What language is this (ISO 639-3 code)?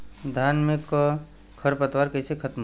bho